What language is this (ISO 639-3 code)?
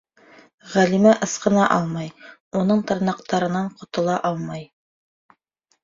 bak